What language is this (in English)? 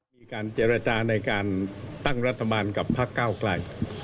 Thai